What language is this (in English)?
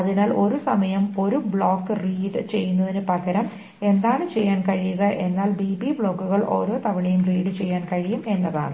Malayalam